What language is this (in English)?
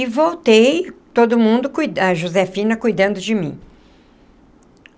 Portuguese